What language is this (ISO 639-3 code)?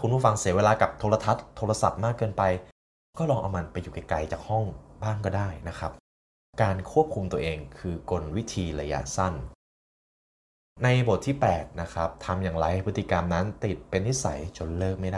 tha